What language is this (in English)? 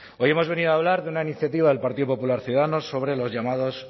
Spanish